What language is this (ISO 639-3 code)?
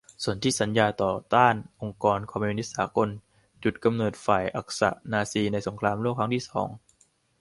tha